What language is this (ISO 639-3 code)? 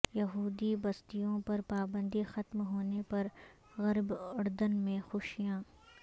urd